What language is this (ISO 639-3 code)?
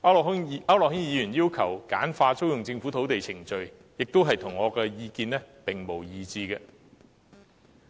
yue